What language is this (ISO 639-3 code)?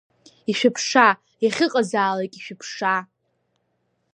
abk